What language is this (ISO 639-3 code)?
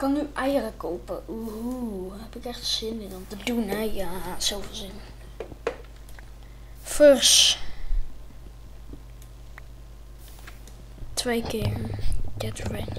nld